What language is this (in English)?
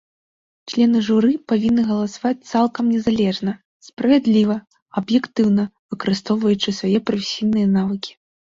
Belarusian